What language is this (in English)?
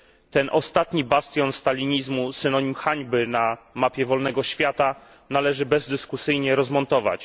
Polish